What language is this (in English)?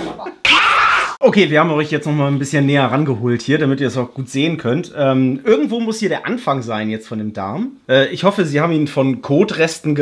German